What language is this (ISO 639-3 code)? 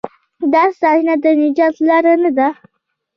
pus